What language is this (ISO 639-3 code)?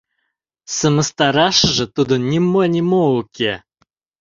chm